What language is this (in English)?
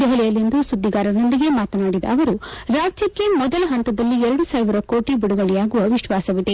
Kannada